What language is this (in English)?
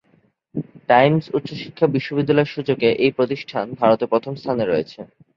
Bangla